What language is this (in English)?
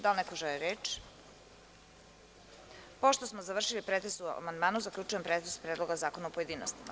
Serbian